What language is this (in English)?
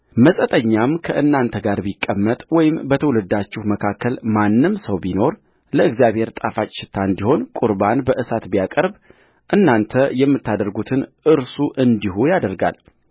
Amharic